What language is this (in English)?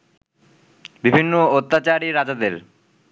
Bangla